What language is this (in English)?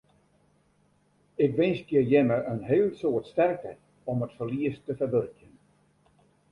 Western Frisian